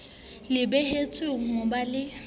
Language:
Southern Sotho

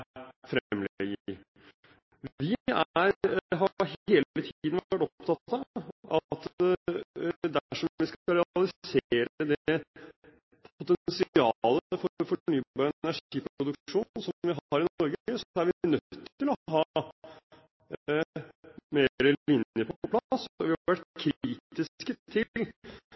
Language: Norwegian Bokmål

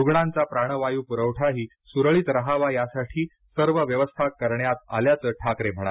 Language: Marathi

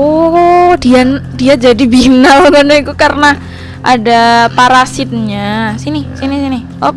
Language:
Indonesian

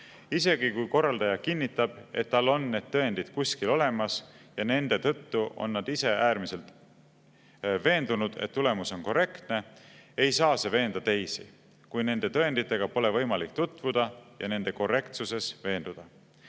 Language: Estonian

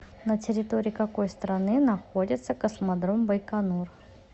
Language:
Russian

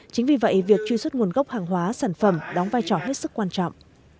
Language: Vietnamese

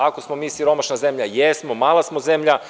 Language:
Serbian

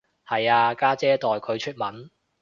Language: Cantonese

